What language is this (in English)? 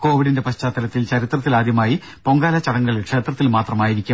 Malayalam